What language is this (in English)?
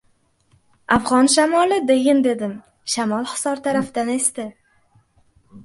Uzbek